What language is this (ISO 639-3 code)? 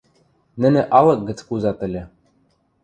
mrj